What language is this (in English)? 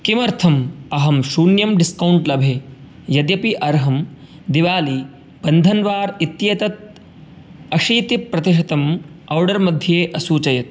Sanskrit